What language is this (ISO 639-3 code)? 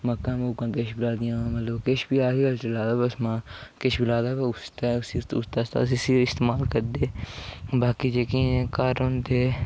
doi